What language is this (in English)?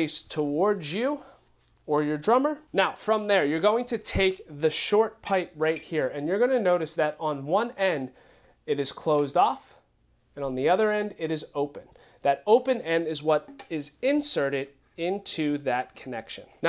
English